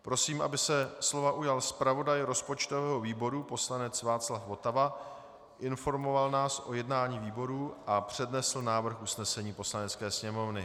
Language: Czech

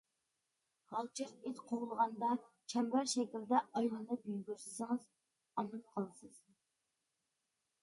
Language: Uyghur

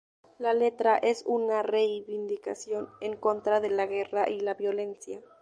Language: Spanish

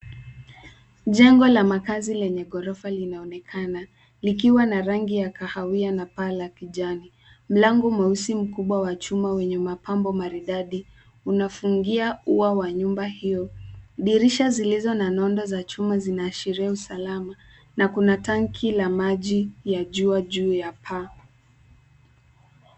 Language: Swahili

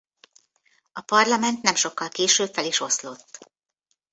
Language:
Hungarian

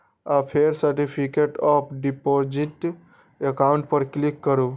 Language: Maithili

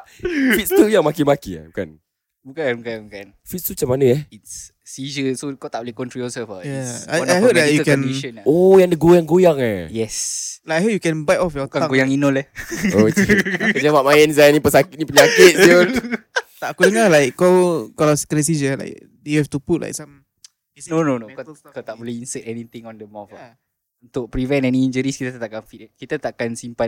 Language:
Malay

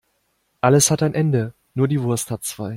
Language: German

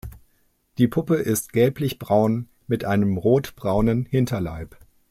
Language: German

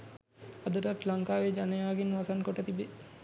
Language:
Sinhala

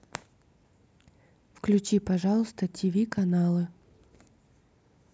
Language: Russian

